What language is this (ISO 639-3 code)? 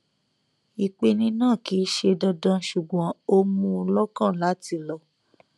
yor